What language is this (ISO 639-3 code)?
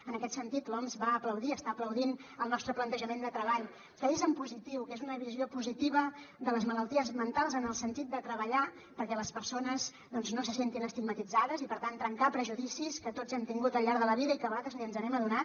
cat